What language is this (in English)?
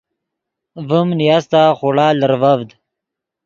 Yidgha